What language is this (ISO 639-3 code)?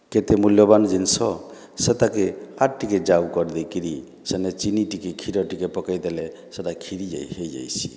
ori